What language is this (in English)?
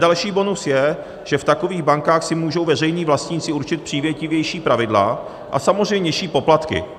Czech